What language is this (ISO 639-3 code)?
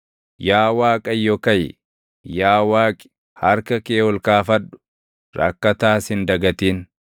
orm